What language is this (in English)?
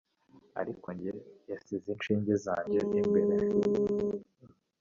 Kinyarwanda